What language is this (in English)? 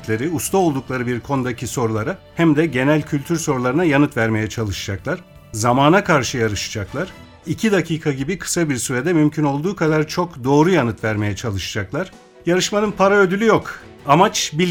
Turkish